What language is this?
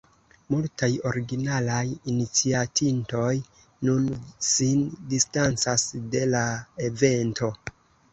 Esperanto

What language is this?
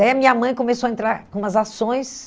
Portuguese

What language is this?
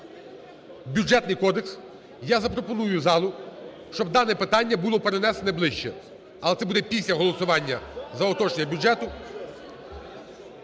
Ukrainian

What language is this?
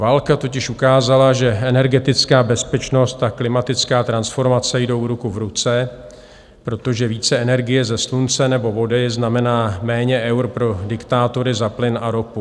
Czech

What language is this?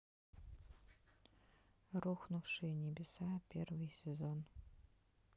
Russian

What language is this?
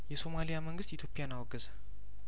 Amharic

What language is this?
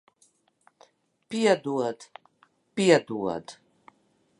Latvian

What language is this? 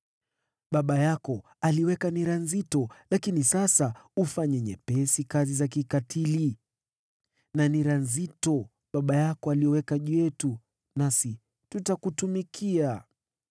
Swahili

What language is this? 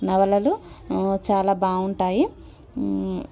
Telugu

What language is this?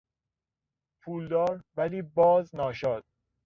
Persian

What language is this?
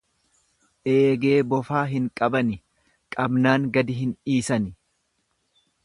Oromo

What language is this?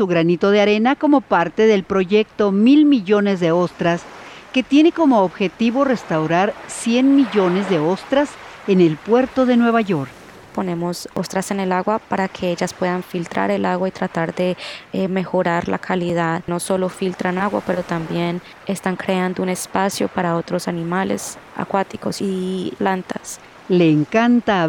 Spanish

